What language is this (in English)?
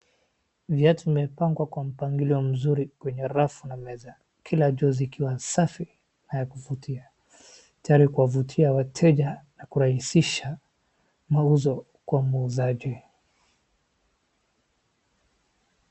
Swahili